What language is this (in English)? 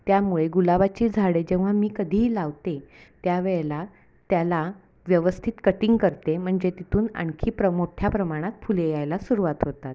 Marathi